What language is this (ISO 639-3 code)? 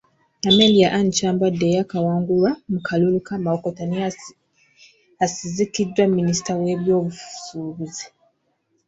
lug